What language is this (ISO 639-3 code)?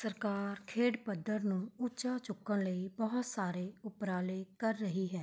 pan